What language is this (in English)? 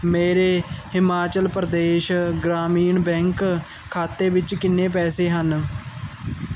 Punjabi